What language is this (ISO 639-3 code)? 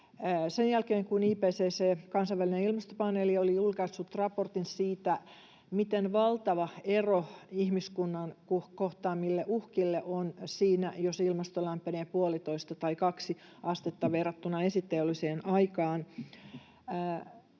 fin